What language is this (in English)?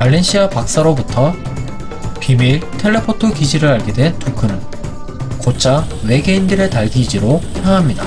Korean